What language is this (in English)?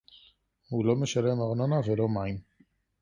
Hebrew